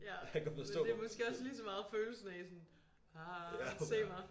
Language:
Danish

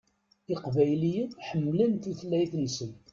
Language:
Kabyle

